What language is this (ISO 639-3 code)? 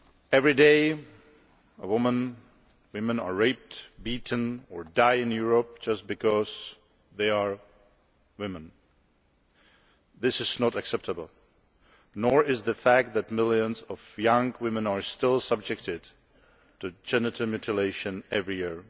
eng